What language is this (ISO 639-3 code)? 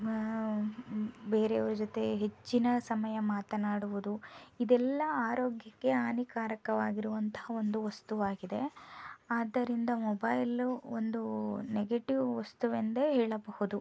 kan